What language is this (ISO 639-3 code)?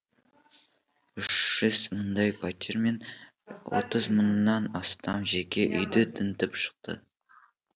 kaz